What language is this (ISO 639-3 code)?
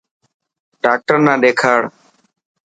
mki